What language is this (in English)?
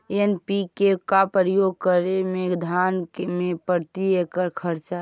Magahi